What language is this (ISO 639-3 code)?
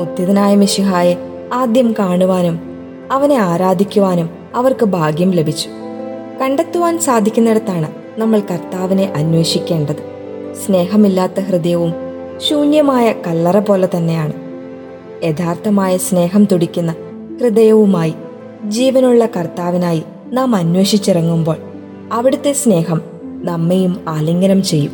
mal